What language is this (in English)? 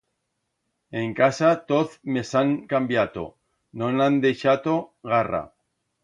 Aragonese